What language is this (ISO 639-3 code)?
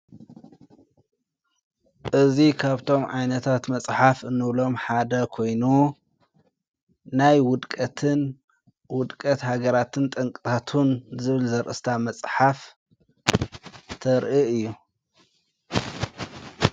tir